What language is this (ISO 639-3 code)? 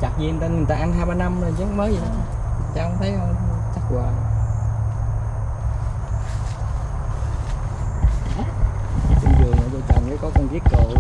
vie